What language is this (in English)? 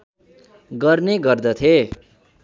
Nepali